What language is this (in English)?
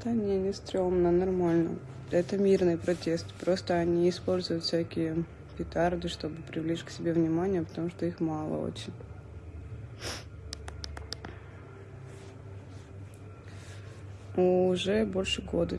Russian